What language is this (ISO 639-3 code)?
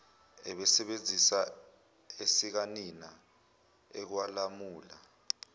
zul